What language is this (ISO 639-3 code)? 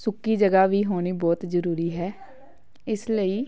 pan